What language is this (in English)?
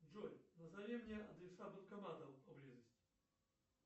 Russian